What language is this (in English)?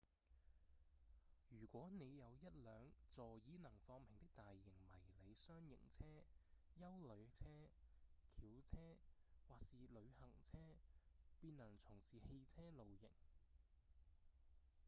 Cantonese